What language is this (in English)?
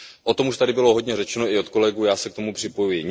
Czech